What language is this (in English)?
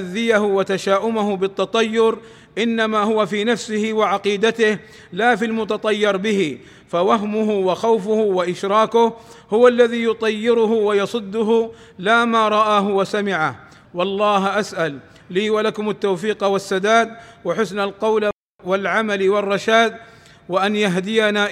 Arabic